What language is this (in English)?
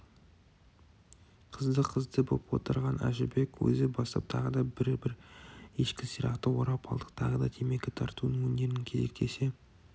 Kazakh